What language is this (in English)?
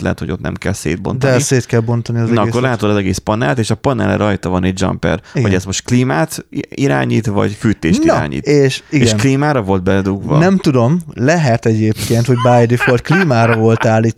Hungarian